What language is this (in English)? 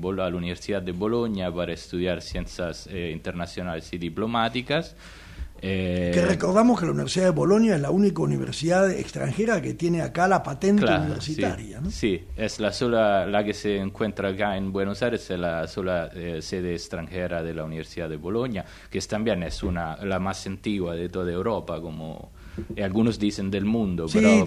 Spanish